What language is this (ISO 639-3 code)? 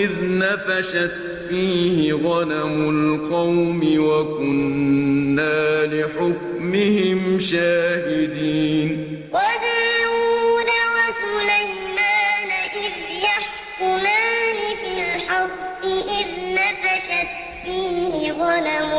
ara